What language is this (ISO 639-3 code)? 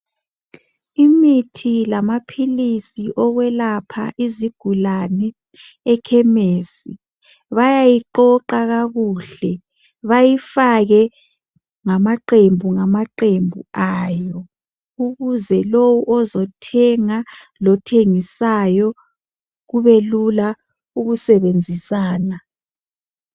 nde